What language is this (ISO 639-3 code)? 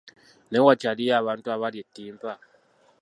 lug